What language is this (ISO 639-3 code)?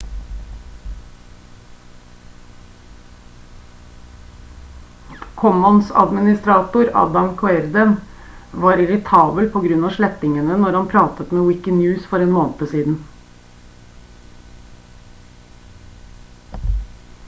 nob